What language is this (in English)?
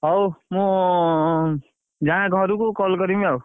Odia